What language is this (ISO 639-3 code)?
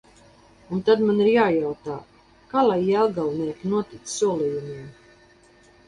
lav